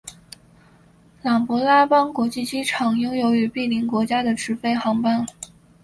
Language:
Chinese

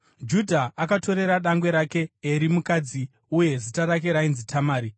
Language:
Shona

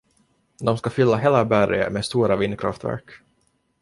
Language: Swedish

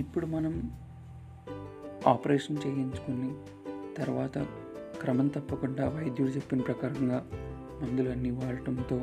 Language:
Telugu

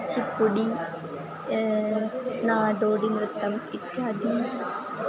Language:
Sanskrit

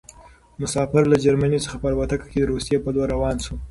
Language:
Pashto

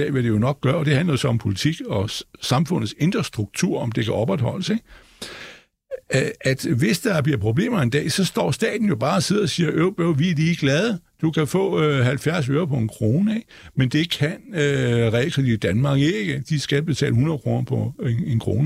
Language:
Danish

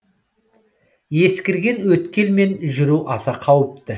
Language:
Kazakh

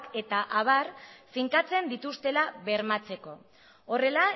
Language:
Basque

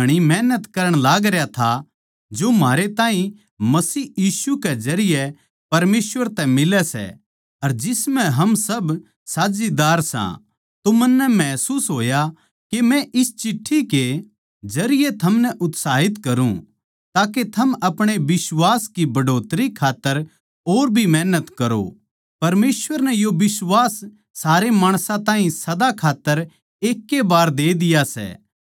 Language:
Haryanvi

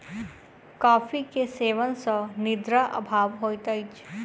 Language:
Maithili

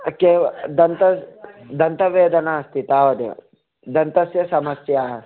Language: Sanskrit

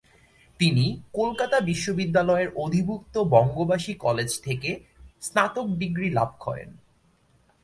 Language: Bangla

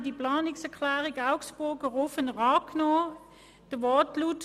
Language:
Swiss German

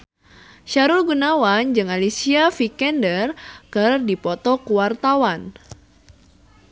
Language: Sundanese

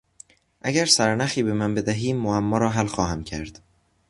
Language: Persian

